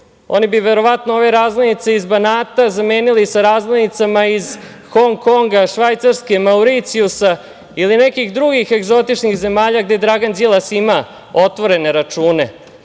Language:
Serbian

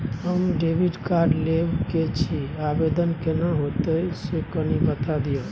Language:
Maithili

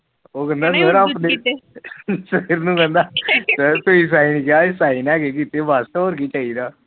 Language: Punjabi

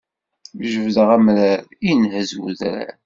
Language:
Kabyle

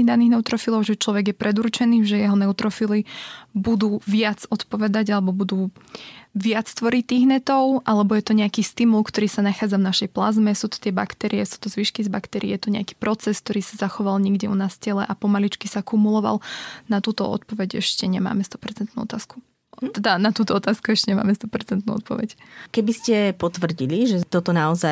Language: Slovak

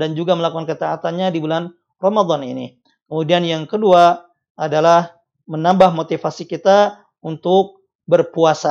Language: Indonesian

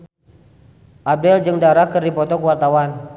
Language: Sundanese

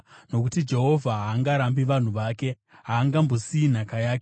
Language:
Shona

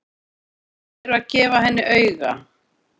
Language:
Icelandic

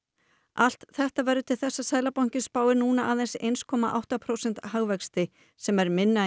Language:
Icelandic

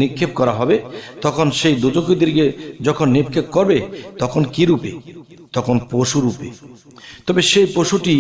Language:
Hindi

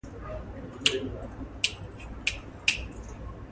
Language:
English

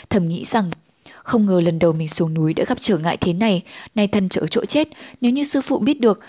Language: Vietnamese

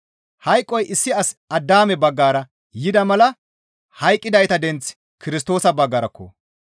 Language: Gamo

